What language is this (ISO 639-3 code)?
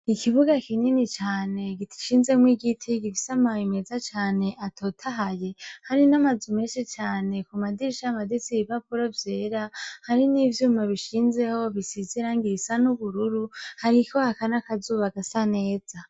run